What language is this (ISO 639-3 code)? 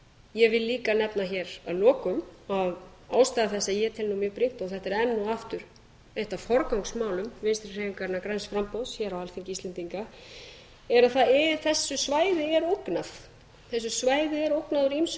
isl